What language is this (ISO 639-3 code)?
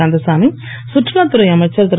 tam